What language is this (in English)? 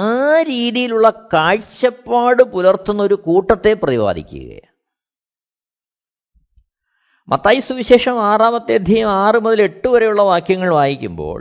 Malayalam